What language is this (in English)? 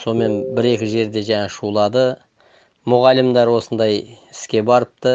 Turkish